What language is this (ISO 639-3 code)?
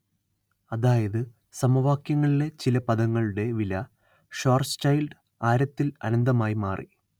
mal